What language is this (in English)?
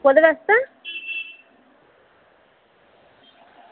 Dogri